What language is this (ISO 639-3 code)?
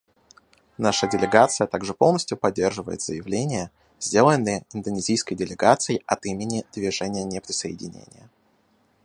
rus